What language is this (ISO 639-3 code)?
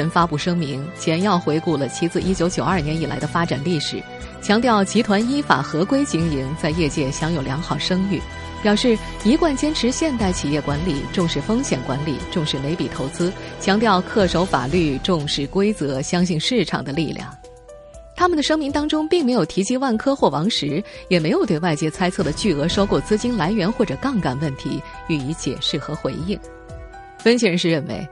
zho